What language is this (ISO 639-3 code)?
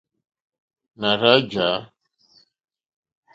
bri